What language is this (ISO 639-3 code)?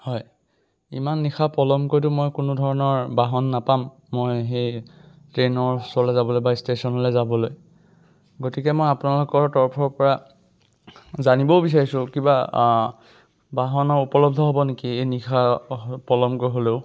asm